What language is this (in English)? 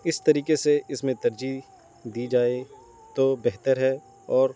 Urdu